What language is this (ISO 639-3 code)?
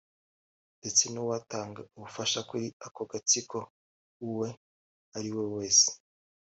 kin